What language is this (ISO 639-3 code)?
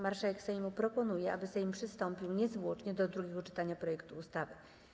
pol